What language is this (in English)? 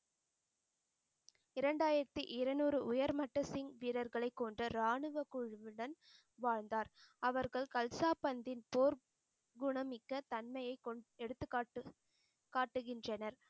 Tamil